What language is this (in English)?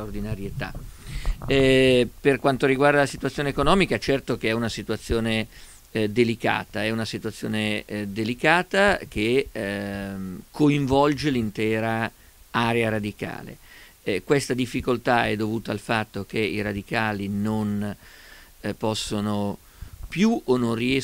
Italian